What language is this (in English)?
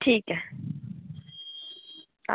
Dogri